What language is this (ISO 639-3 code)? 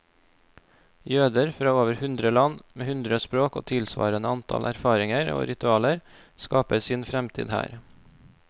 nor